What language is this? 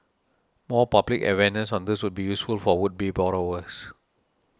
English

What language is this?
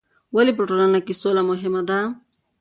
Pashto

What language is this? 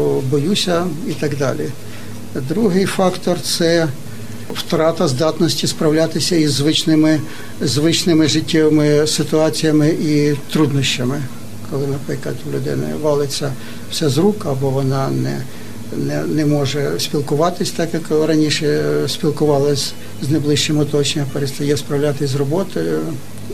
Ukrainian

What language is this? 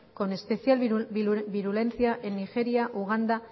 Spanish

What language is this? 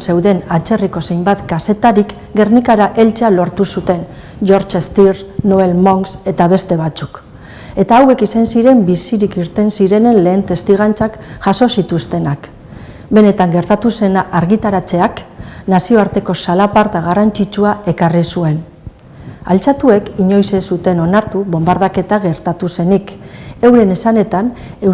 Basque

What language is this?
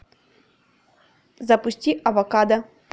Russian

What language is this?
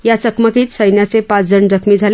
Marathi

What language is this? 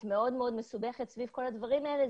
Hebrew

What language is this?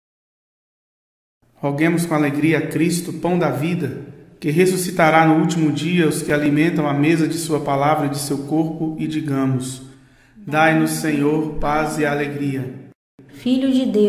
Portuguese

